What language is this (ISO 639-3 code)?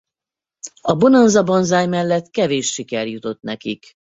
hun